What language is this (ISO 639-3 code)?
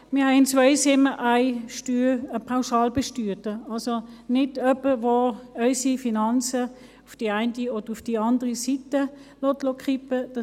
gsw